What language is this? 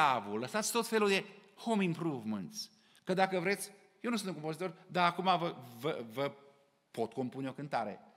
Romanian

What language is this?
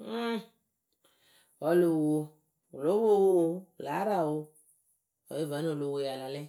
Akebu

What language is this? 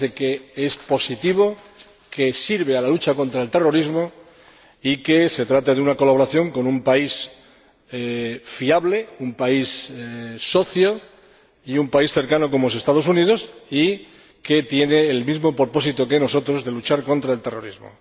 Spanish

